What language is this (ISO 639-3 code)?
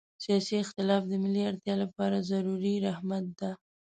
pus